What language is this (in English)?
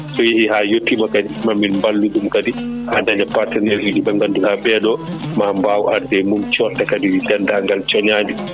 Fula